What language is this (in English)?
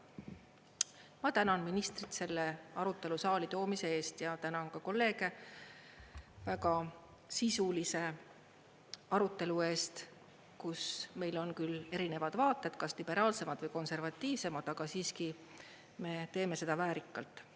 Estonian